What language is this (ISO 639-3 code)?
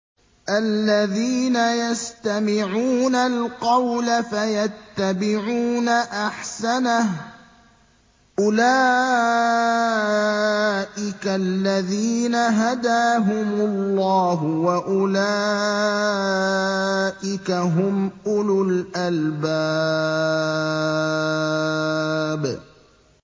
ara